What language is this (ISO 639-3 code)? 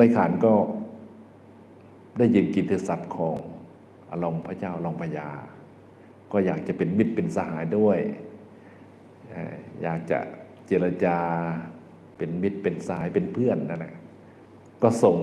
tha